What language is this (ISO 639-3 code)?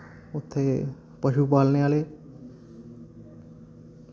doi